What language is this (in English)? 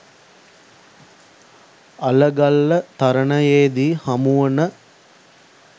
Sinhala